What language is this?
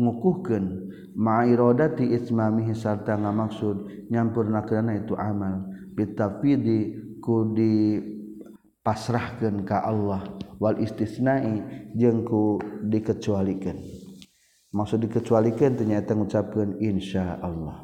Malay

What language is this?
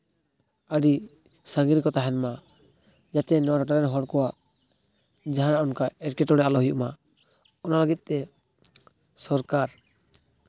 Santali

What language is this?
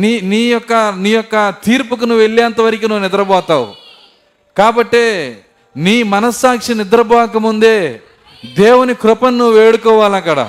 Telugu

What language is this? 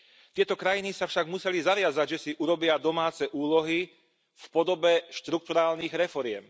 Slovak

